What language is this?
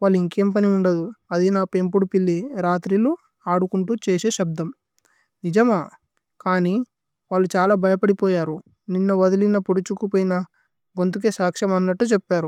Tulu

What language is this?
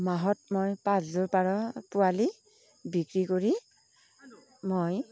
Assamese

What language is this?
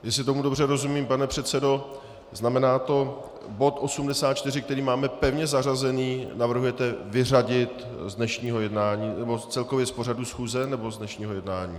Czech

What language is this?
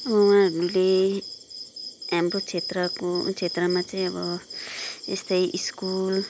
Nepali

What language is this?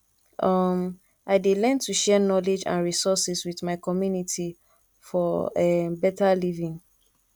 Nigerian Pidgin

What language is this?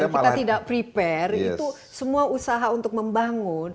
Indonesian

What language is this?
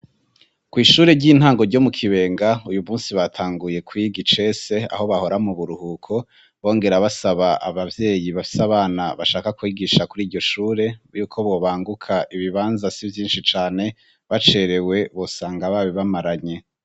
Rundi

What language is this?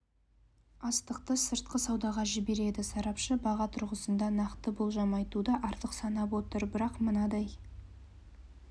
Kazakh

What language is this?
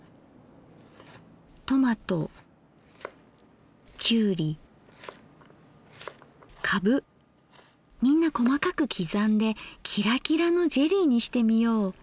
Japanese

